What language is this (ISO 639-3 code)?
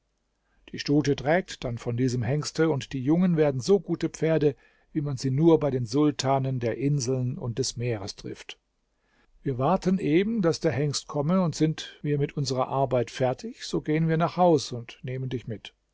deu